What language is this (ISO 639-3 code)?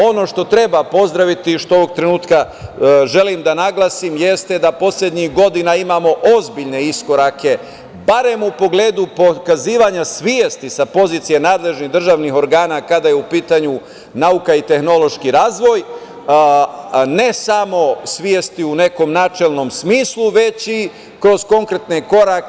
srp